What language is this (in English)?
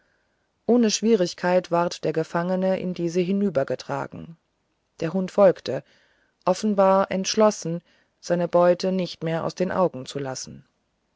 German